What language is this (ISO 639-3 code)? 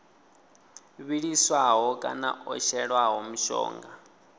ven